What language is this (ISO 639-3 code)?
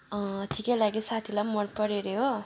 nep